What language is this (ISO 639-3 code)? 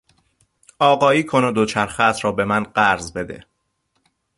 fas